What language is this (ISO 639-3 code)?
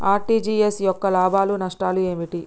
tel